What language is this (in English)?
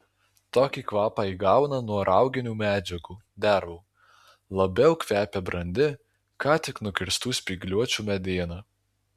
Lithuanian